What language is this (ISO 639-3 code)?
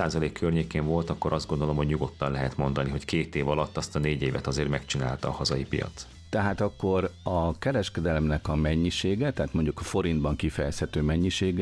hun